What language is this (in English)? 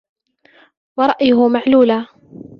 Arabic